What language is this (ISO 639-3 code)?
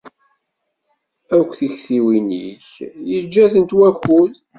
kab